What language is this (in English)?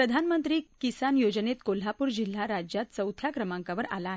Marathi